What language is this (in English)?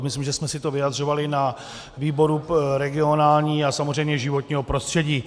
Czech